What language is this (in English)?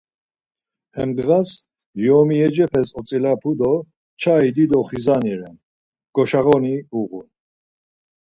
Laz